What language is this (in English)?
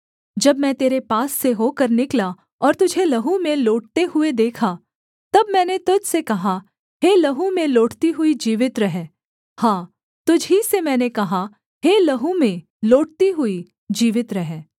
Hindi